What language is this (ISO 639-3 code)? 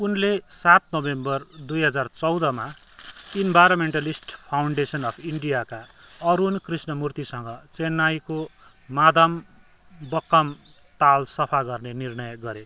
nep